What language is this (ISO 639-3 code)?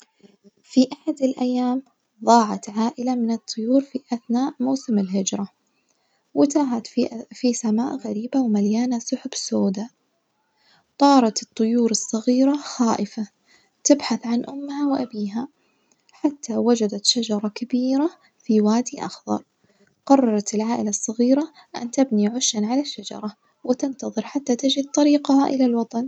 ars